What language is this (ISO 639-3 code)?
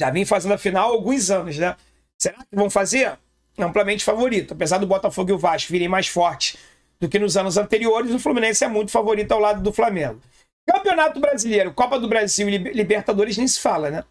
por